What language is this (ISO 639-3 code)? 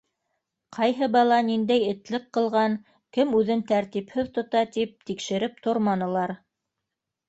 bak